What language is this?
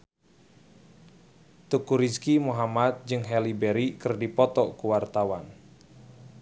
Sundanese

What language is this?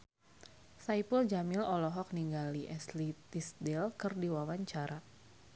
Sundanese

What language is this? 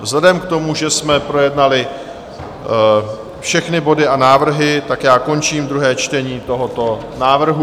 Czech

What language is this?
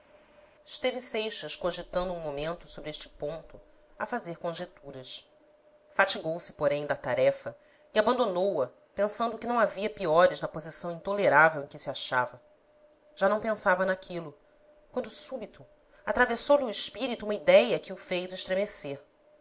Portuguese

